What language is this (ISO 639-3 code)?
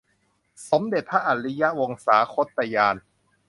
tha